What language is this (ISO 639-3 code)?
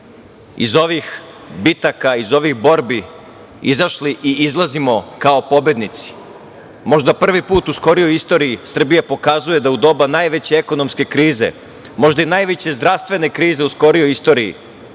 srp